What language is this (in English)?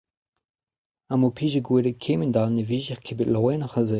Breton